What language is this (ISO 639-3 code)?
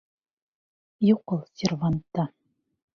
bak